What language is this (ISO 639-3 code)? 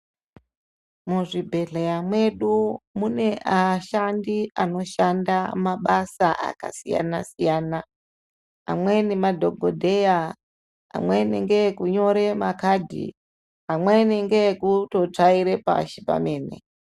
ndc